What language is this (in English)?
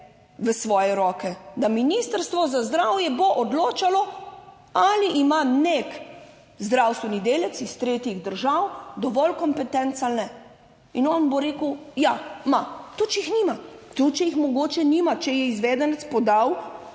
Slovenian